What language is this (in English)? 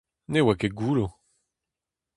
Breton